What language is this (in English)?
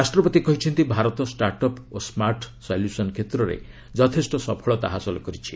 Odia